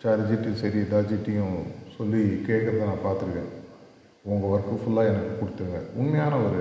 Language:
Tamil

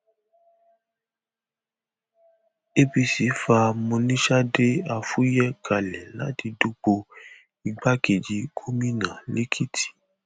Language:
Yoruba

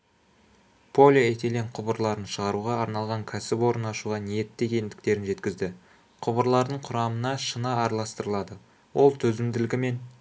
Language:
Kazakh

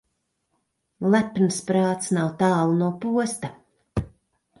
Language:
Latvian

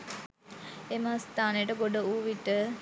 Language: Sinhala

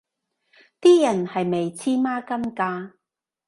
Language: Cantonese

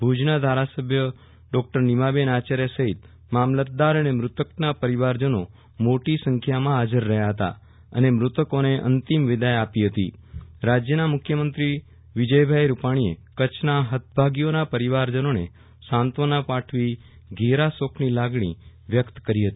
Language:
Gujarati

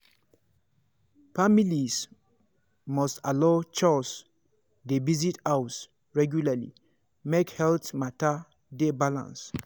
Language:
Nigerian Pidgin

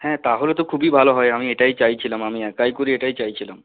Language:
Bangla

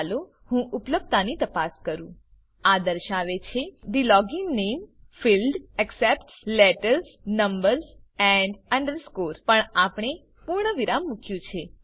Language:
Gujarati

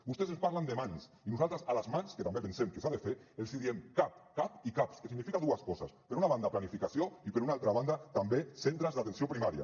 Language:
Catalan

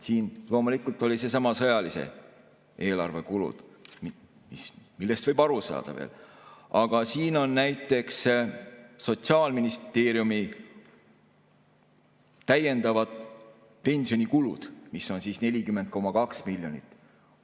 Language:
Estonian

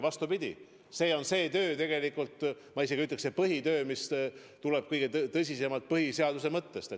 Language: Estonian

